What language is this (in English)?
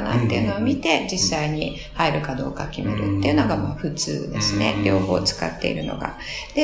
Japanese